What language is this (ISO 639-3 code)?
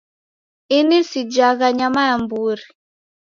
dav